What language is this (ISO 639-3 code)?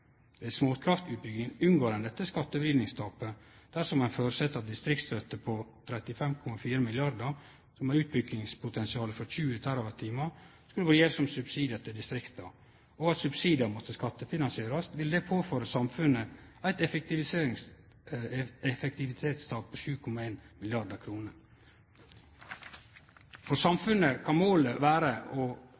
nno